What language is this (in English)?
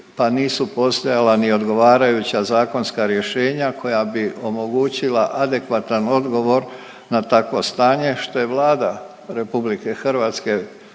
Croatian